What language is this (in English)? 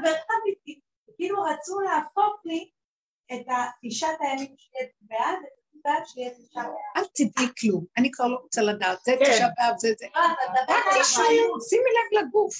Hebrew